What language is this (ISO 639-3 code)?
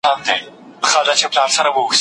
pus